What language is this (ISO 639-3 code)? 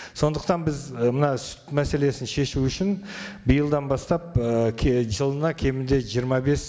kaz